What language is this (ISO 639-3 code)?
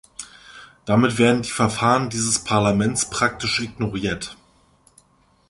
deu